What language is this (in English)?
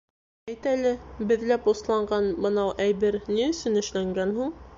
Bashkir